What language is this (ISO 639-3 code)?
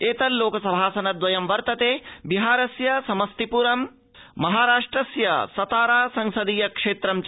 san